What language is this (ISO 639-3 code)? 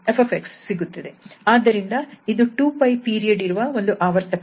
kan